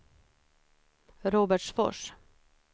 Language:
Swedish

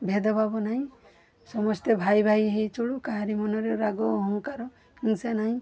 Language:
Odia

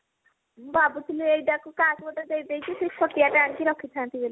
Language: Odia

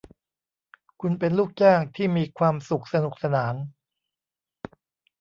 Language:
Thai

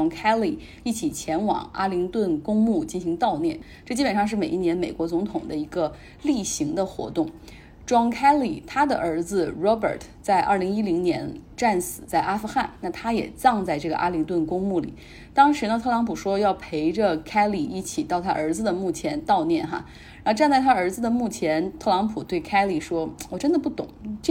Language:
Chinese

